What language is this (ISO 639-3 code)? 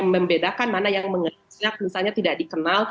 ind